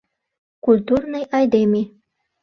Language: Mari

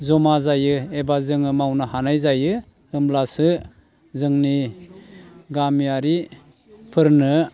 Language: Bodo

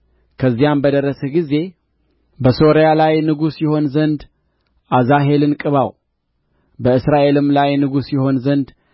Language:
Amharic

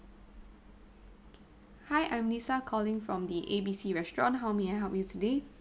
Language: English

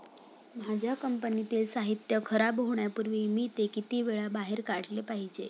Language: Marathi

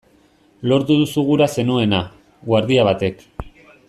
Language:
Basque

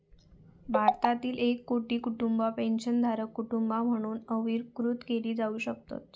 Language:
Marathi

